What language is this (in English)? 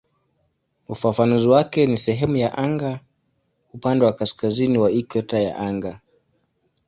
Swahili